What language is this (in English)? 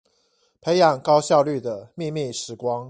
Chinese